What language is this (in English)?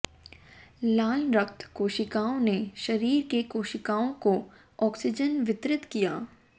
Hindi